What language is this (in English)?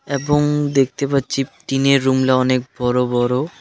Bangla